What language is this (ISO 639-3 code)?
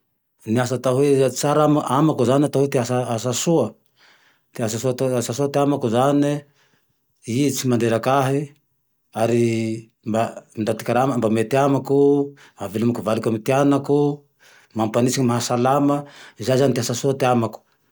tdx